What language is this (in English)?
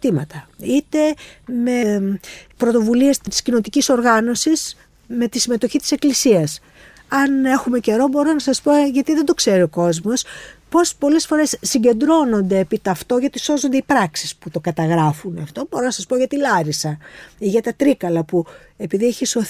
Greek